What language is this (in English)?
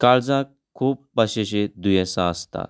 Konkani